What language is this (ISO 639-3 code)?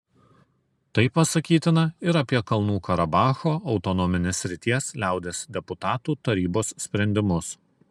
lit